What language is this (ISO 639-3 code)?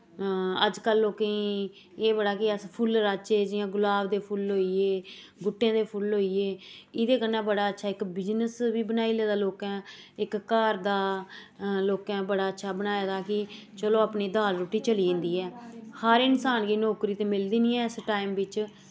doi